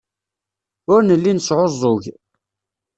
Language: Kabyle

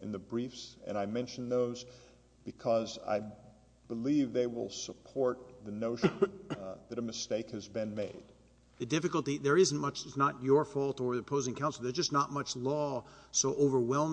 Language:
English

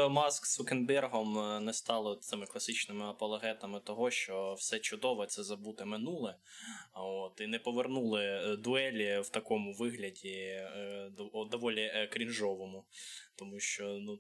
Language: Ukrainian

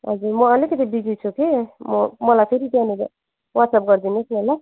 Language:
Nepali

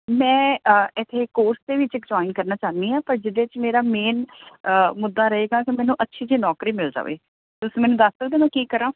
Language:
Punjabi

